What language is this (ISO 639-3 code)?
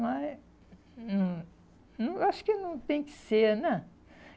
por